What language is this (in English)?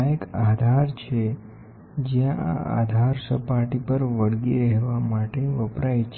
Gujarati